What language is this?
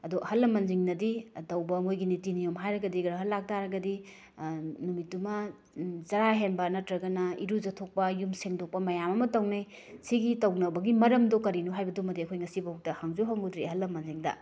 Manipuri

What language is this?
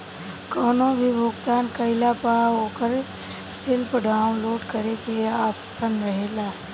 Bhojpuri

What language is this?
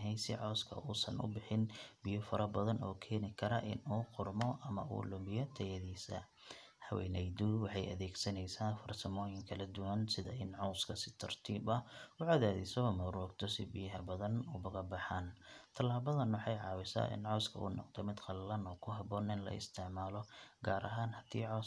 Somali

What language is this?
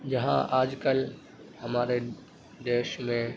Urdu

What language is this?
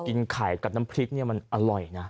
Thai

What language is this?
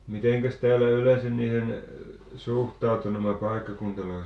Finnish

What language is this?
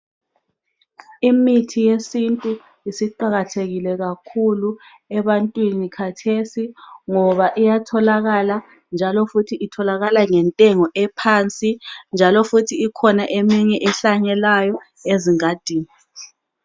North Ndebele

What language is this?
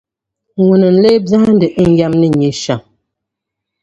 Dagbani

